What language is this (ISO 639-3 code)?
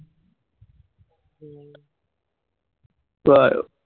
asm